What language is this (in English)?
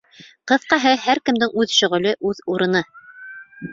Bashkir